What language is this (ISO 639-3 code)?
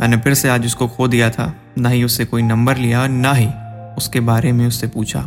hin